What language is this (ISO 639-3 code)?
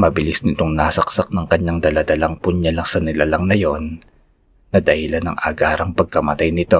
fil